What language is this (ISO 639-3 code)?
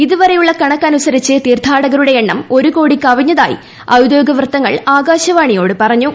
mal